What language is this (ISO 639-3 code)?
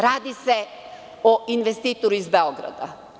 srp